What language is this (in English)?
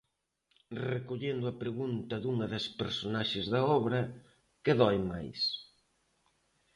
Galician